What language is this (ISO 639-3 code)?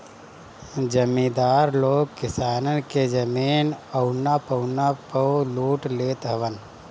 bho